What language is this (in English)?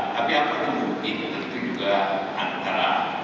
Indonesian